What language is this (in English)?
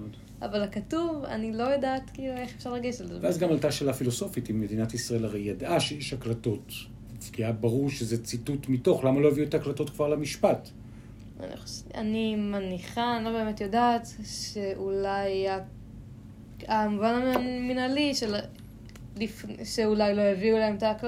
Hebrew